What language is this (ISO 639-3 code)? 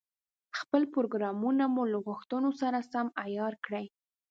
pus